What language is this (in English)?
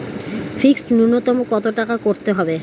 Bangla